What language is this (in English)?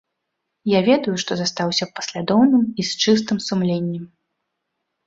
Belarusian